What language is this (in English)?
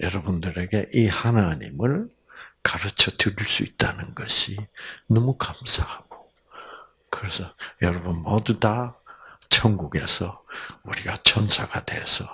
Korean